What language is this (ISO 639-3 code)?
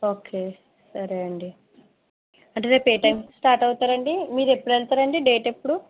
tel